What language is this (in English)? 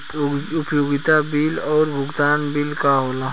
Bhojpuri